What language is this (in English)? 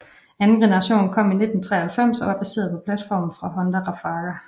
Danish